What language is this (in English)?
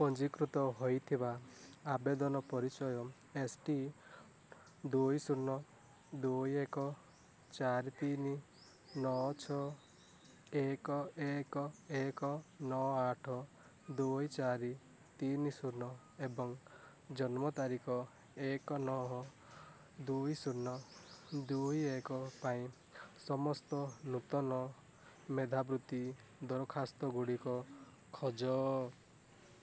Odia